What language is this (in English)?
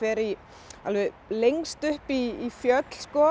Icelandic